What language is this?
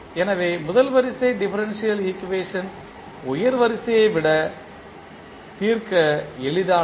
Tamil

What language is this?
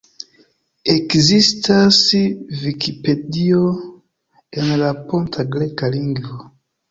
Esperanto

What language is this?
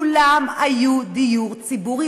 Hebrew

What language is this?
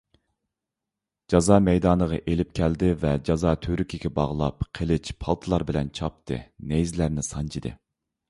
Uyghur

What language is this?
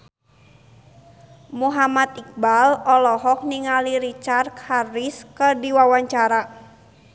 Sundanese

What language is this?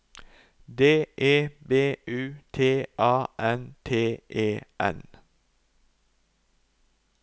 Norwegian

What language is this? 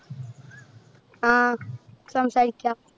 Malayalam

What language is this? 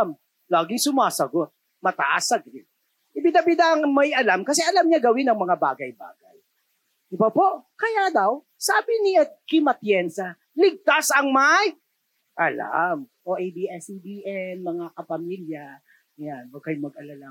Filipino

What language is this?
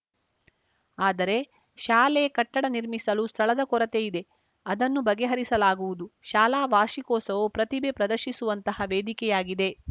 Kannada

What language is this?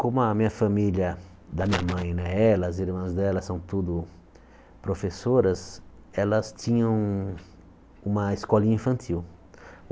Portuguese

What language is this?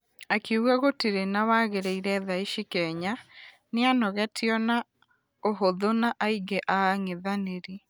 Kikuyu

